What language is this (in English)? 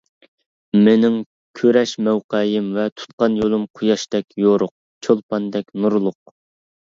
Uyghur